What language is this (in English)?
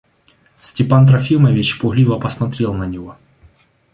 Russian